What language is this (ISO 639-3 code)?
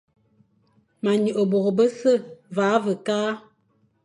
fan